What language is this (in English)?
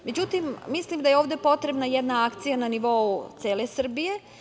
Serbian